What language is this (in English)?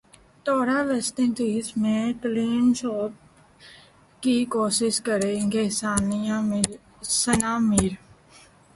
Urdu